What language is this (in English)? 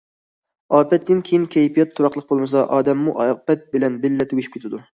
Uyghur